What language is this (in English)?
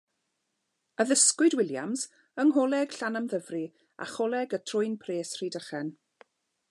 Welsh